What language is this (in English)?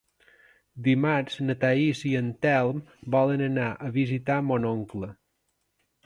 Catalan